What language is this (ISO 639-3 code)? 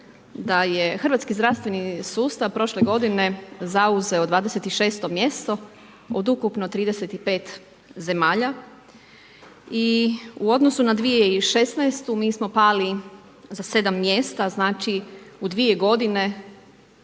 hrv